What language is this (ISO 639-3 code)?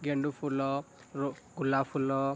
ori